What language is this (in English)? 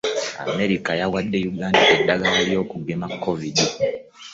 Ganda